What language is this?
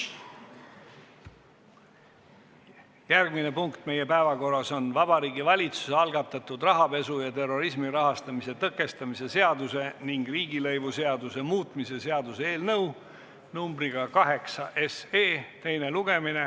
Estonian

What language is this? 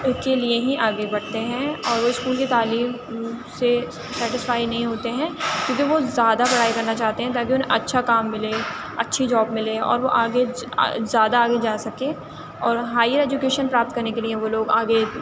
Urdu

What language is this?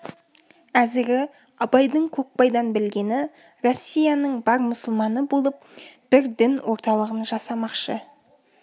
Kazakh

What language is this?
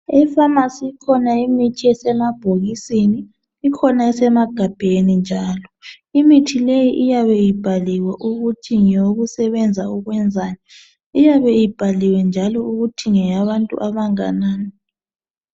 North Ndebele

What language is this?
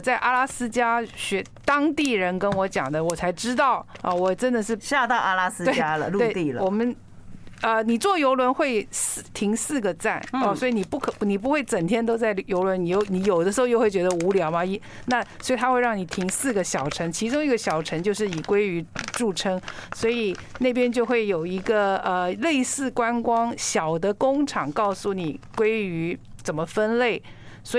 Chinese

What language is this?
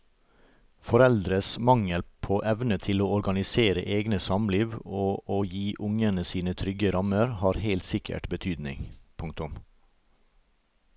Norwegian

